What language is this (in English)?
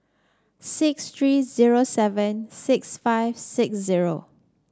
English